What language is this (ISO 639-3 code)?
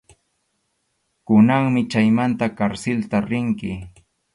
qxu